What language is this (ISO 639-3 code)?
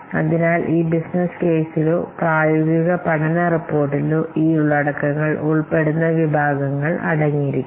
mal